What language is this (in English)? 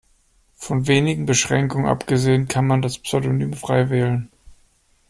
German